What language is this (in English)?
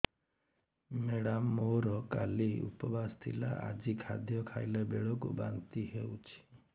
Odia